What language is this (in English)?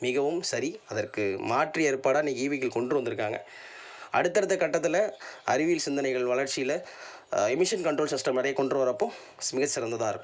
Tamil